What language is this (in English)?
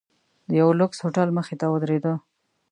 Pashto